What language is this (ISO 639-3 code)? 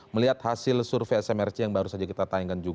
ind